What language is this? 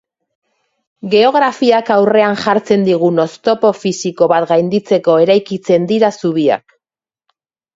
Basque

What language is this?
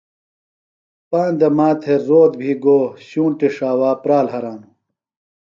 Phalura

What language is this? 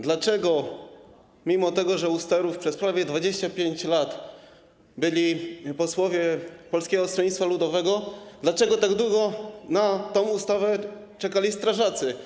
Polish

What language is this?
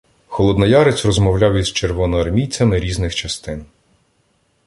Ukrainian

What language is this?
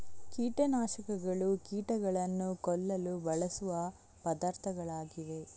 Kannada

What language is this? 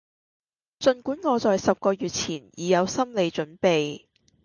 Cantonese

